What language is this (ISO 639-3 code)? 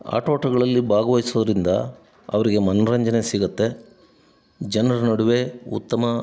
kan